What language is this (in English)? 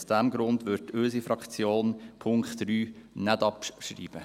Swiss German